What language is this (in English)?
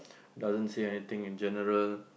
English